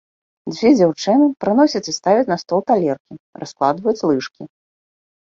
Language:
Belarusian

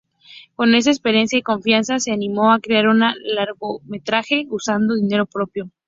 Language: Spanish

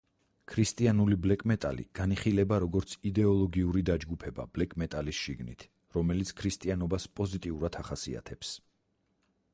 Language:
Georgian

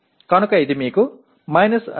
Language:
Telugu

